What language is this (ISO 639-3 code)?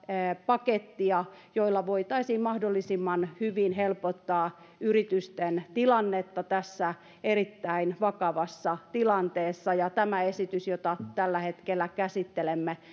fin